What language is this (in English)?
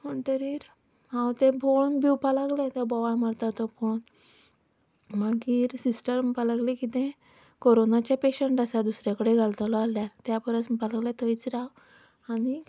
Konkani